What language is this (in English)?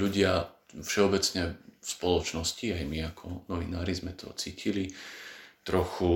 Slovak